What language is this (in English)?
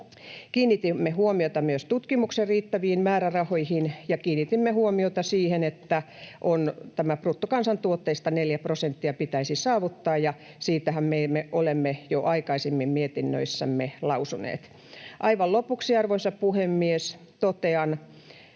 Finnish